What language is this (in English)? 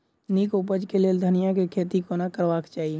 Maithili